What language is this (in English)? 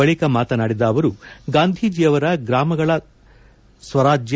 Kannada